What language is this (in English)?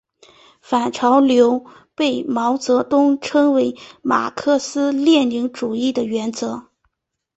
Chinese